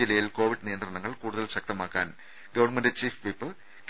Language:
Malayalam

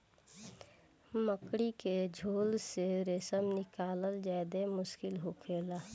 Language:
Bhojpuri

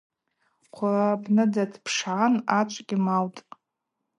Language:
Abaza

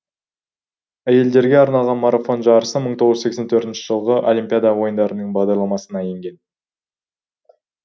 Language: Kazakh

